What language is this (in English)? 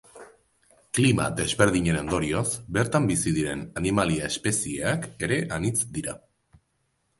Basque